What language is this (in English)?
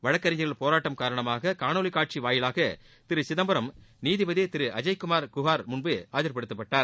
Tamil